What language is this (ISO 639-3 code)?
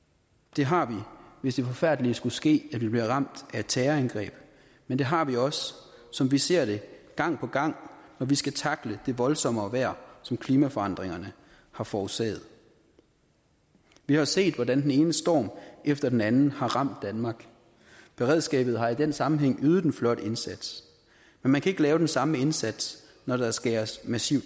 dan